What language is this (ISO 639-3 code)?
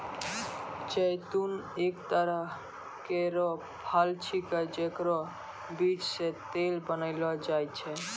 mai